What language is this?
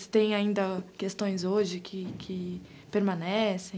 Portuguese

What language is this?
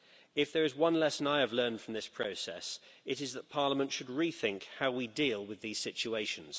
English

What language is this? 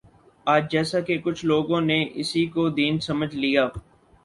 Urdu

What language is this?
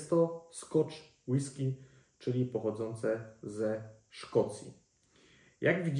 Polish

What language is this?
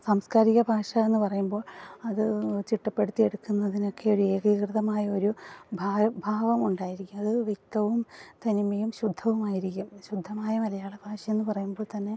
Malayalam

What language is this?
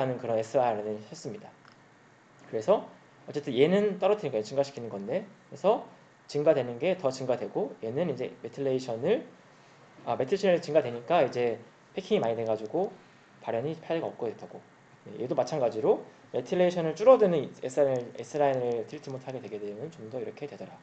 Korean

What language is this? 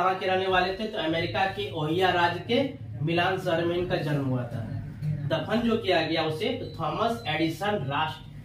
Hindi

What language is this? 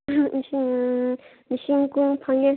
Manipuri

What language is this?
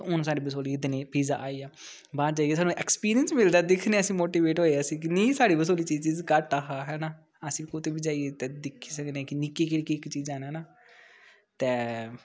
Dogri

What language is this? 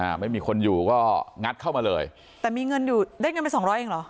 Thai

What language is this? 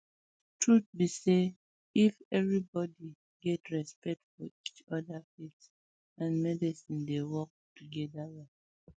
Nigerian Pidgin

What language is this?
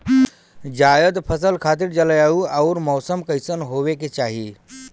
Bhojpuri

